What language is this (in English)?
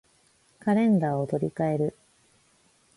Japanese